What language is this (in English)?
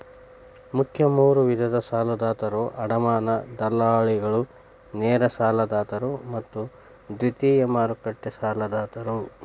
Kannada